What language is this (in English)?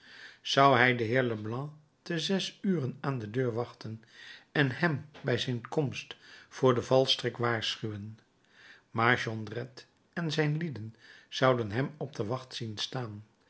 Dutch